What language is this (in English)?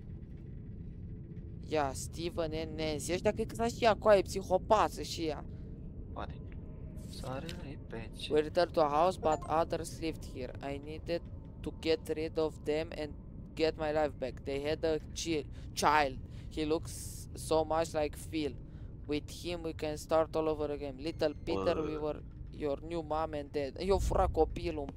Romanian